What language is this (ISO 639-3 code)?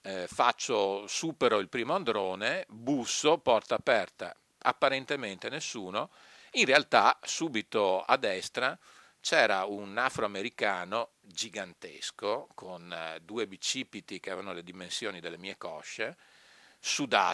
ita